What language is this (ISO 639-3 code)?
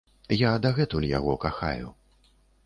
bel